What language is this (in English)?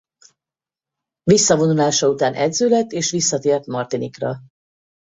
Hungarian